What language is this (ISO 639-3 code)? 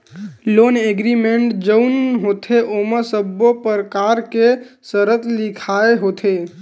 hne